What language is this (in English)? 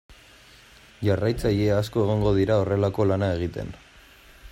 Basque